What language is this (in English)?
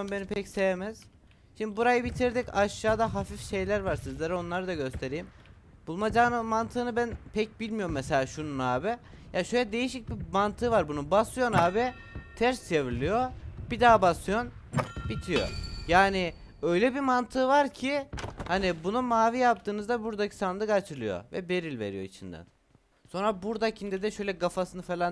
Turkish